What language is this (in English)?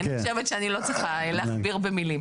Hebrew